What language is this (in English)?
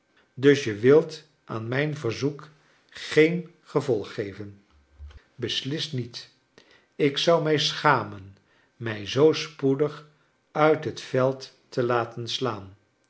Dutch